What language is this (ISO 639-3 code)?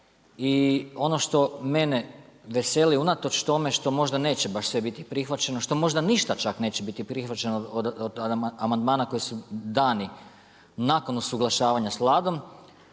hrv